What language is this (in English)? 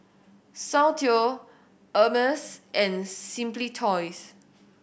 English